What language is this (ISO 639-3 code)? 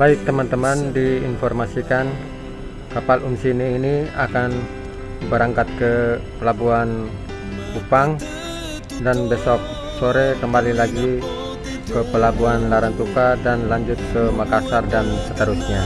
ind